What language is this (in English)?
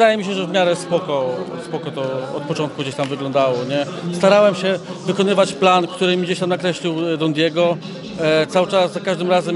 Polish